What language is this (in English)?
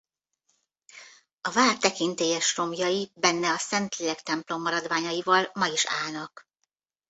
Hungarian